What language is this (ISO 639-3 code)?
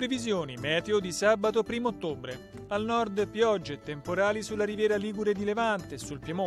ita